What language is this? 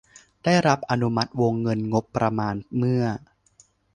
Thai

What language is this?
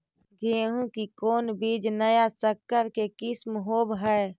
Magahi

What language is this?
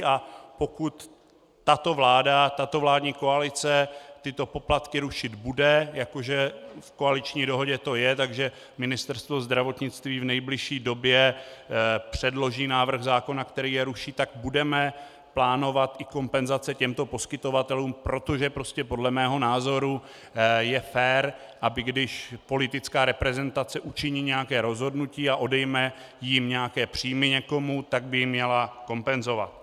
Czech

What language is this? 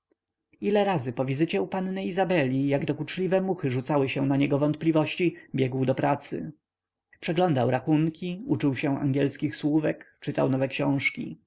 Polish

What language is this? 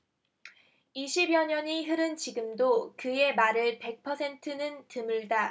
Korean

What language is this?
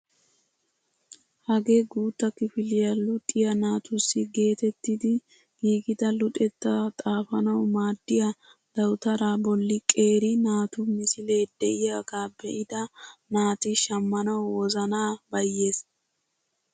Wolaytta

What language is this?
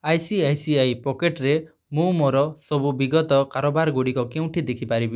Odia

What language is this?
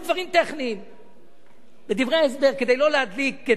Hebrew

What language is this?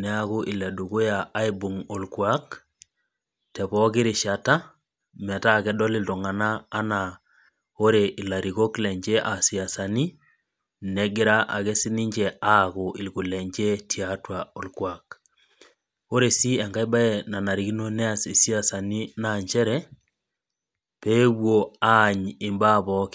Masai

